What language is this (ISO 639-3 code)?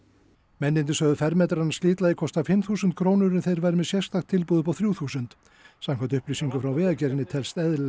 isl